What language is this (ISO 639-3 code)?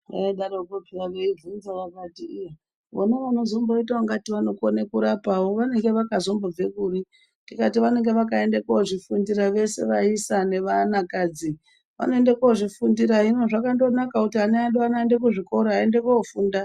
ndc